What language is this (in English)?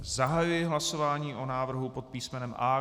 Czech